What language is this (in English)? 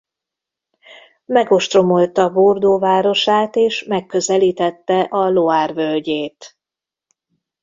Hungarian